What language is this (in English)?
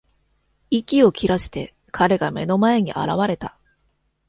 Japanese